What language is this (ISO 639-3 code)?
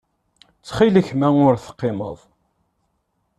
kab